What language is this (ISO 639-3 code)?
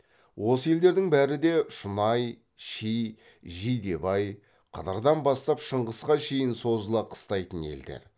kaz